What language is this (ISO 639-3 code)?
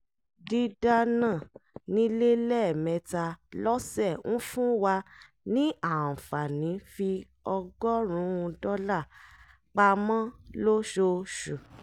yor